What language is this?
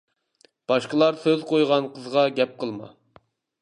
Uyghur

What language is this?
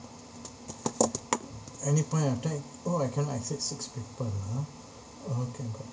English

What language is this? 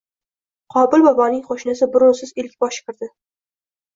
Uzbek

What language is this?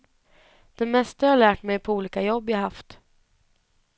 Swedish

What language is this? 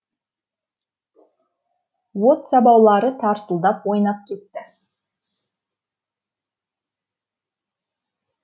Kazakh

